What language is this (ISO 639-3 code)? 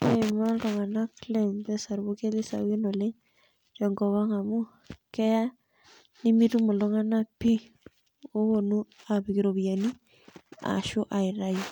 mas